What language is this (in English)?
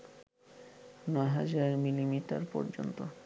Bangla